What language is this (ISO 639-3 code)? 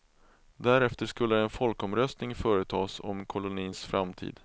swe